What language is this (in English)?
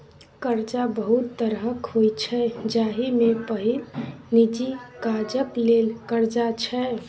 Maithili